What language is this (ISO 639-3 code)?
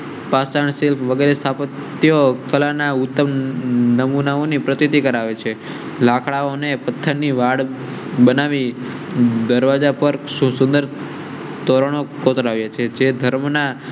guj